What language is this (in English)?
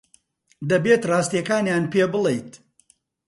Central Kurdish